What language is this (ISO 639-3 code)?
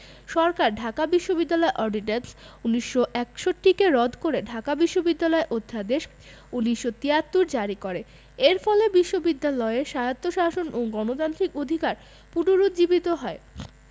ben